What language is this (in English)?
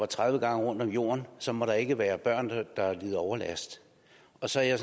Danish